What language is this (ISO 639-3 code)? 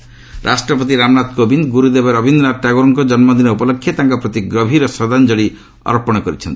ori